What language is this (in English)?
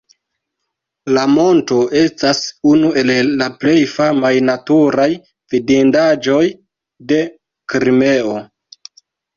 Esperanto